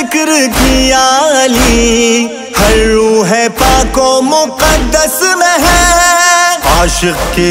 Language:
Arabic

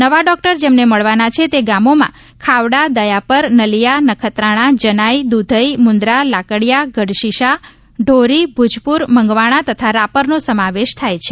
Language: Gujarati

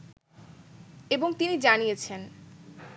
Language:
Bangla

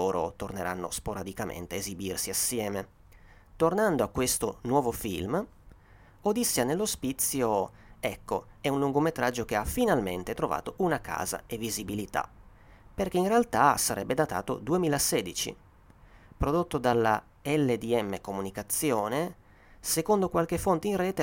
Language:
Italian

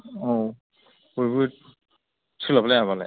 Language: Bodo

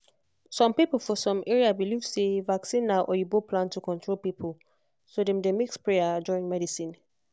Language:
Nigerian Pidgin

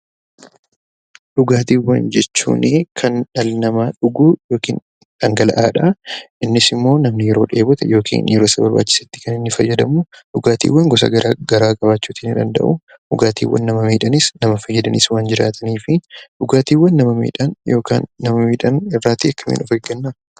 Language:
Oromo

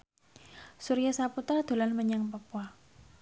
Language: Javanese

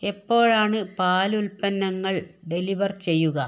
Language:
Malayalam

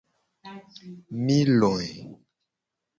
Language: Gen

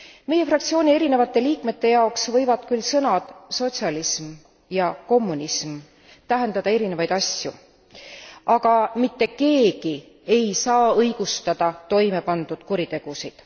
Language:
Estonian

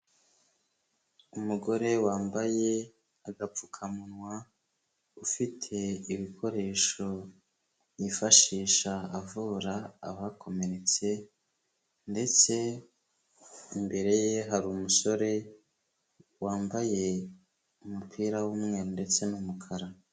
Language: Kinyarwanda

